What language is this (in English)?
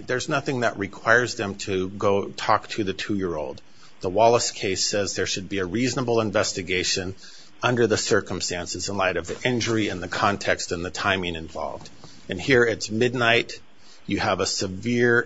English